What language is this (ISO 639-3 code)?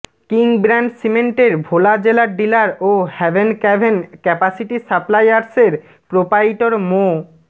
ben